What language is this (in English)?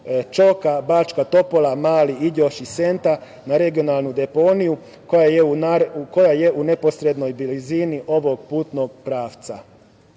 Serbian